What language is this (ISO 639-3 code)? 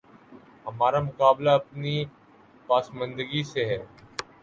urd